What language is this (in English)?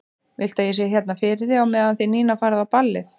Icelandic